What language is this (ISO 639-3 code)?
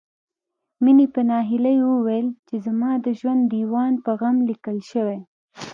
pus